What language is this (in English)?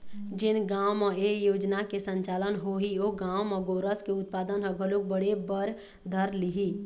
Chhattisgarhi